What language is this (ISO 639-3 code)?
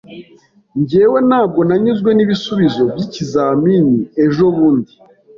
kin